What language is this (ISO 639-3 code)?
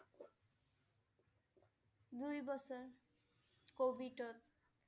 asm